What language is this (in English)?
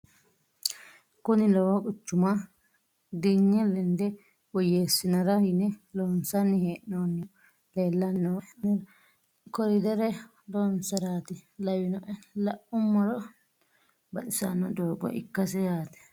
Sidamo